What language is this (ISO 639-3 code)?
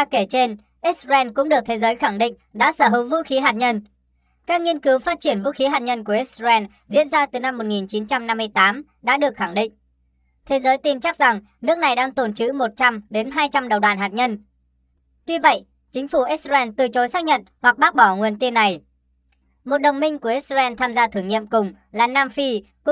vie